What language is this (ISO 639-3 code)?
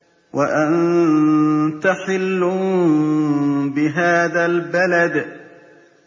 ara